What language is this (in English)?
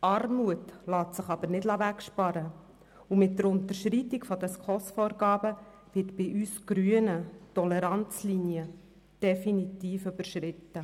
Swiss German